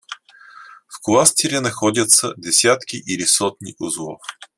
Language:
Russian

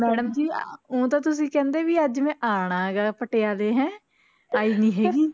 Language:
Punjabi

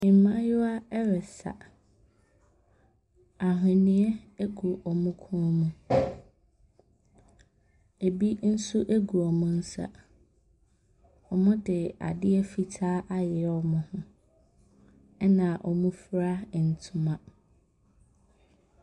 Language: Akan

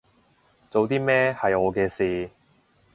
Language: Cantonese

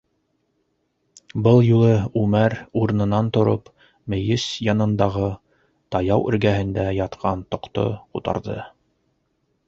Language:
Bashkir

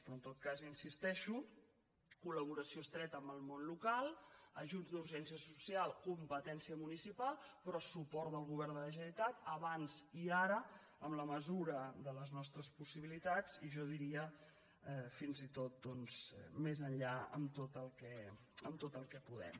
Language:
Catalan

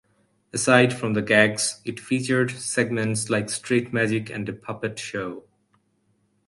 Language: English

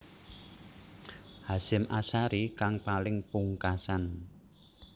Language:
Javanese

